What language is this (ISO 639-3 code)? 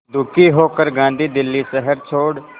hin